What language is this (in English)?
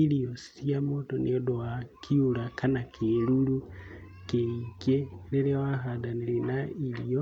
Kikuyu